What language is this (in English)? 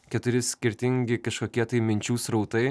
Lithuanian